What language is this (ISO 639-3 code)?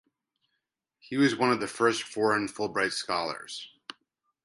eng